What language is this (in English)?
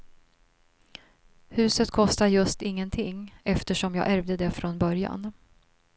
Swedish